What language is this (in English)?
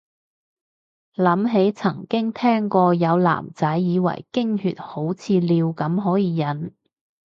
Cantonese